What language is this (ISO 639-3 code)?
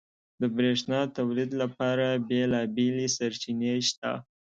pus